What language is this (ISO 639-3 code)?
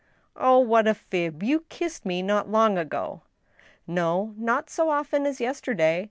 eng